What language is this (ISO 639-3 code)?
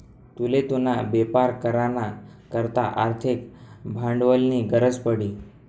mar